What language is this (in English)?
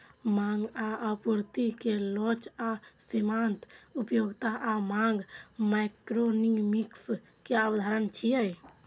Maithili